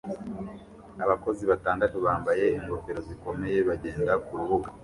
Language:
Kinyarwanda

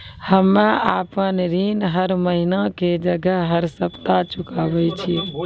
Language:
Maithili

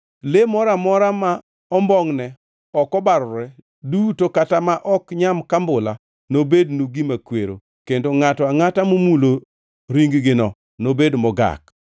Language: Luo (Kenya and Tanzania)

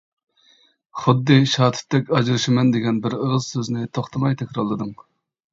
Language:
Uyghur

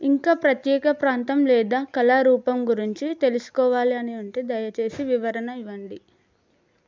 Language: Telugu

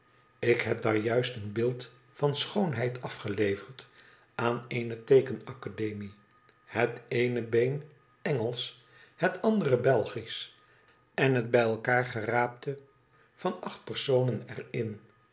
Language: Dutch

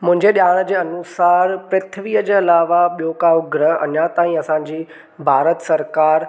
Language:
Sindhi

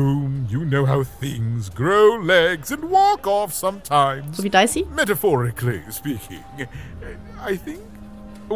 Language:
German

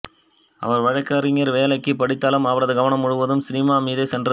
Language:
Tamil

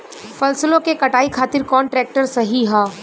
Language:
Bhojpuri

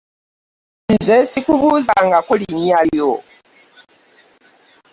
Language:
Ganda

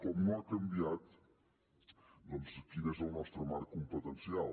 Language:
Catalan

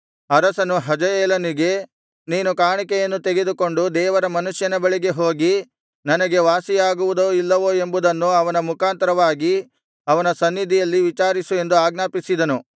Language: Kannada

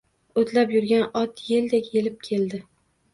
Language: Uzbek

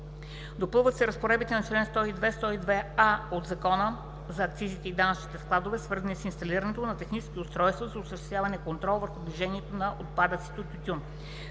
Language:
Bulgarian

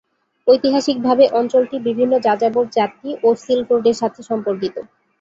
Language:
Bangla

